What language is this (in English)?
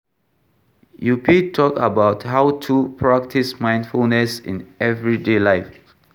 Nigerian Pidgin